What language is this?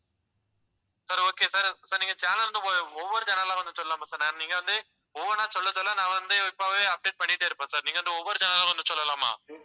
Tamil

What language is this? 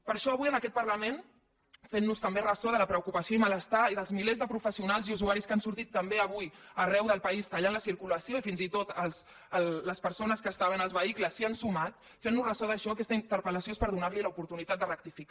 Catalan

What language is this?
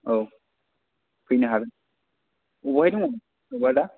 Bodo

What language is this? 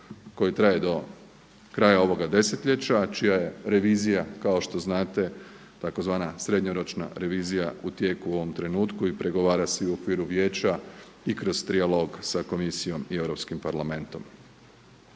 Croatian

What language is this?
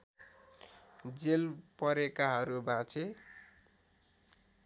Nepali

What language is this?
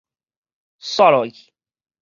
Min Nan Chinese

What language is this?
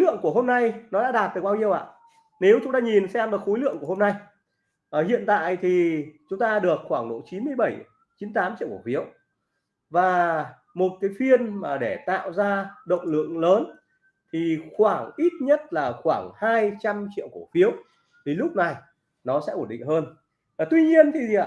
Vietnamese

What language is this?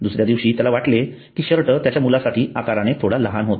Marathi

